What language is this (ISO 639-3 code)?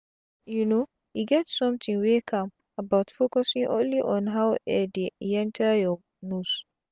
pcm